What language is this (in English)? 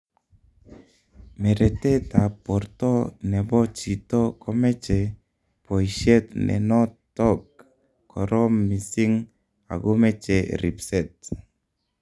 Kalenjin